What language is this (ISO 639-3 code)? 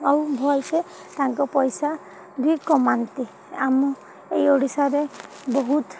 ori